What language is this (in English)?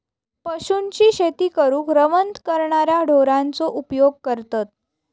Marathi